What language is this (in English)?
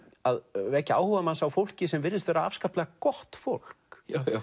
Icelandic